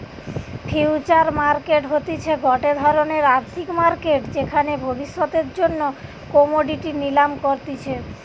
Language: Bangla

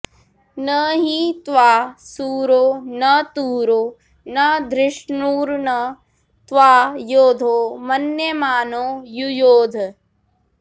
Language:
Sanskrit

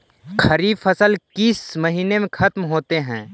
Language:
Magahi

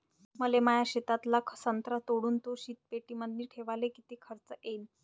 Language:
Marathi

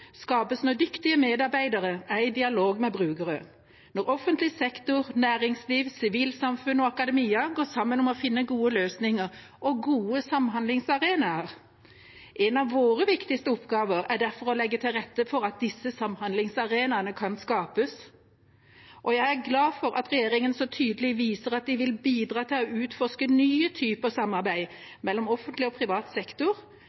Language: Norwegian Bokmål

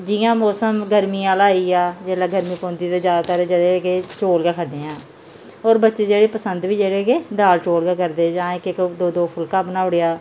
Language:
Dogri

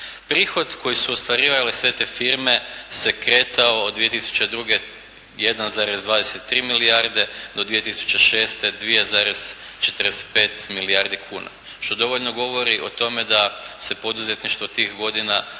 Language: Croatian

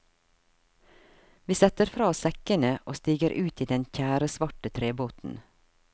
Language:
Norwegian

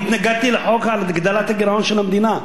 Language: Hebrew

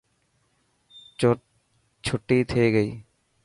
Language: Dhatki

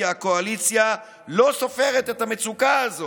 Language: Hebrew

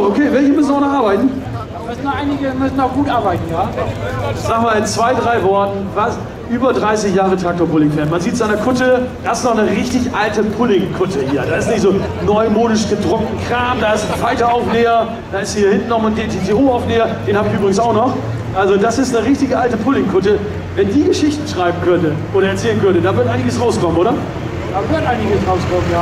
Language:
German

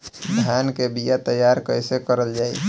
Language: Bhojpuri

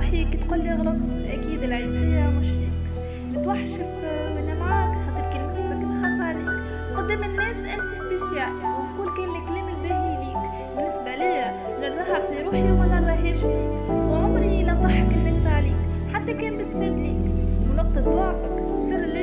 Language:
Arabic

